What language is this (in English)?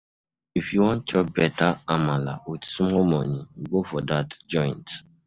Nigerian Pidgin